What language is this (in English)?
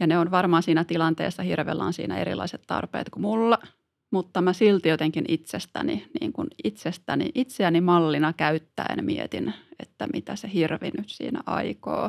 Finnish